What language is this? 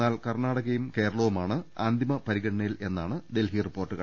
Malayalam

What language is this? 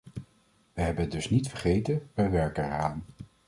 Dutch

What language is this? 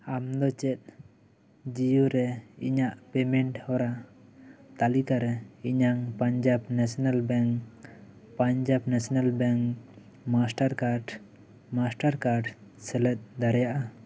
Santali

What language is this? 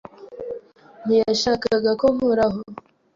Kinyarwanda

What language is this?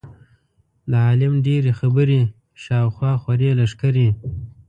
Pashto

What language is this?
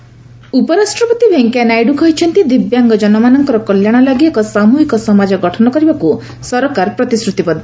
Odia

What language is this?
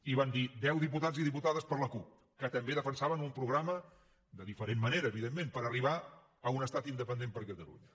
Catalan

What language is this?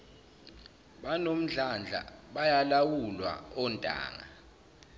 Zulu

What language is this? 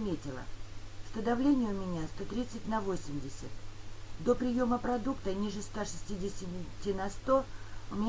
Russian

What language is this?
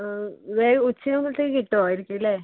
Malayalam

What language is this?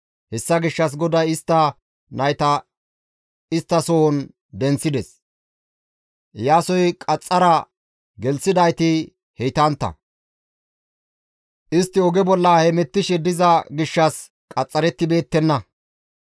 Gamo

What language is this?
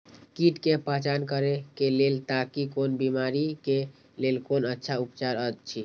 Maithili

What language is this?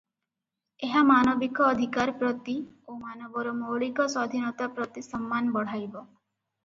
Odia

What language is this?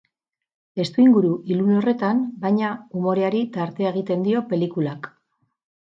Basque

